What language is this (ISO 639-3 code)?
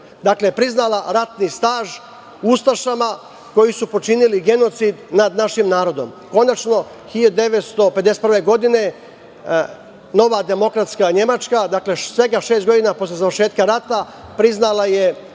srp